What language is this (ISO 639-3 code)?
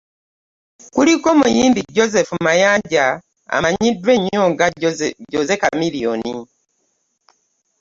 lug